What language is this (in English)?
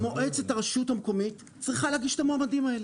Hebrew